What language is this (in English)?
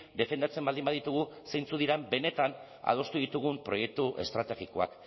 Basque